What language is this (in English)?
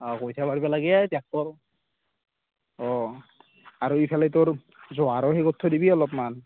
Assamese